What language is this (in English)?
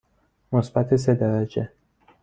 Persian